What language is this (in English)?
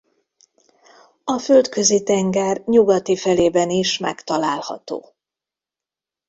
Hungarian